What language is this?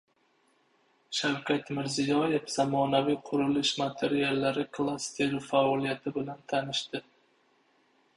Uzbek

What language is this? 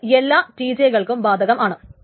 Malayalam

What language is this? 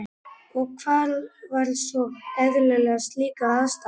Icelandic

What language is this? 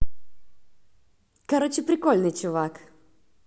Russian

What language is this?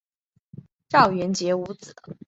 Chinese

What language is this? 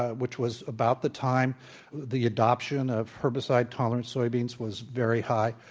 English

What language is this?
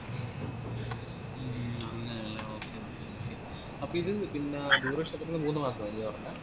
Malayalam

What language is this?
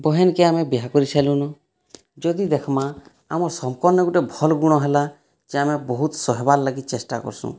Odia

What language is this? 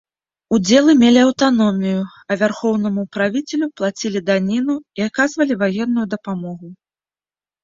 Belarusian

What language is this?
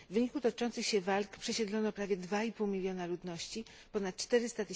Polish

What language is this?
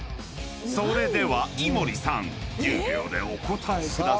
Japanese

